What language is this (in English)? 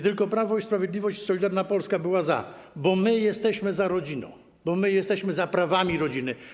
Polish